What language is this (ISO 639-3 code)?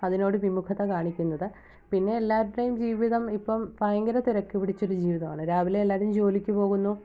mal